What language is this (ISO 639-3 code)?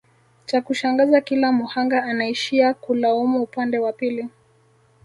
swa